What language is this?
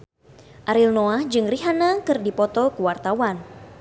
Sundanese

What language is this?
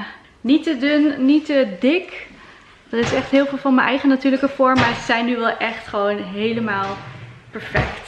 Dutch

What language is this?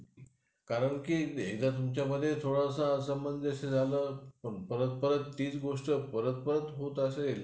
Marathi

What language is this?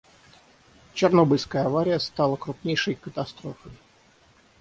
Russian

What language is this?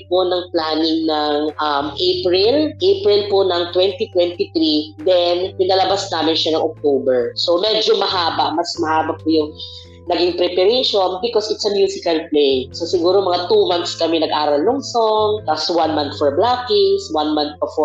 Filipino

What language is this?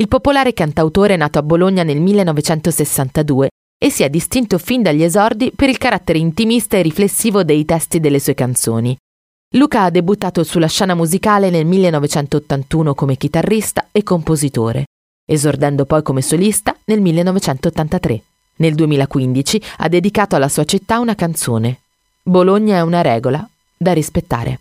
Italian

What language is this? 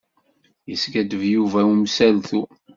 Kabyle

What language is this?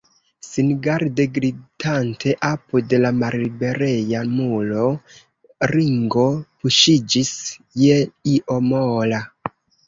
Esperanto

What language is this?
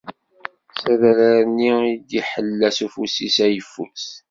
Kabyle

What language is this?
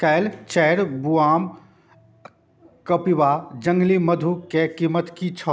Maithili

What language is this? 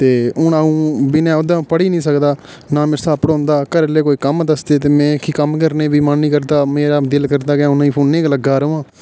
Dogri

